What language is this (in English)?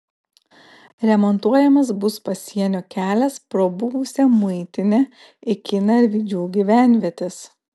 Lithuanian